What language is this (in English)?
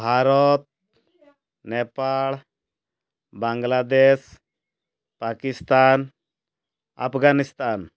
Odia